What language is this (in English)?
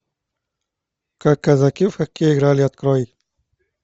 Russian